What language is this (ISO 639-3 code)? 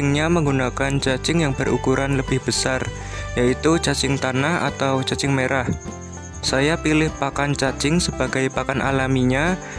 ind